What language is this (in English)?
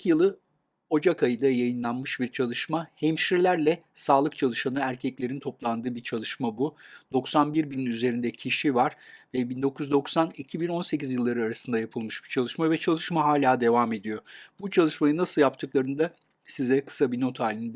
Turkish